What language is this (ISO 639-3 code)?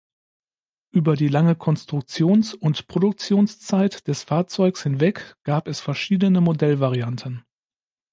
deu